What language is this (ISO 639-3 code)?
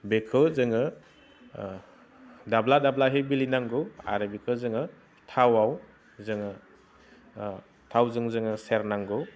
brx